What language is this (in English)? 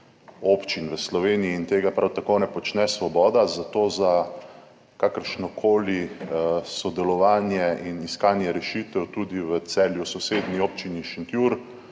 Slovenian